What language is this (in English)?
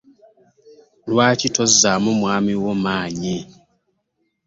Ganda